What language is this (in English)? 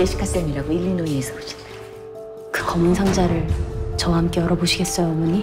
Korean